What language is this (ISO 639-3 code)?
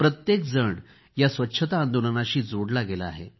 mar